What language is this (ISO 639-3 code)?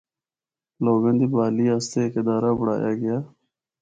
hno